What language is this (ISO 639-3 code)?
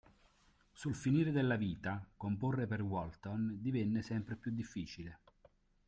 ita